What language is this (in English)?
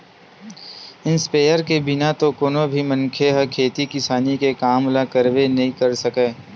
Chhattisgarhi